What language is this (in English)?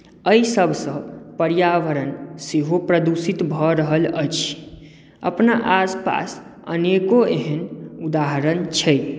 Maithili